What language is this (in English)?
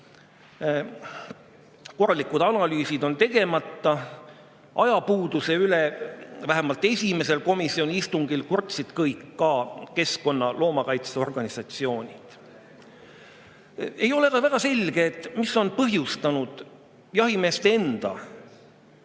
Estonian